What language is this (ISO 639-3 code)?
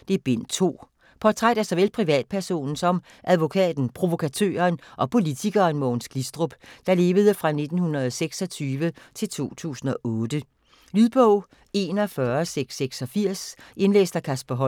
dan